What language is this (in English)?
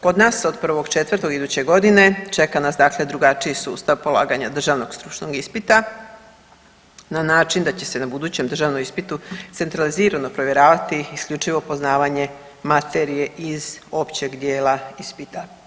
Croatian